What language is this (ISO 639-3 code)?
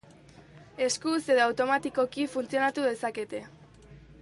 eus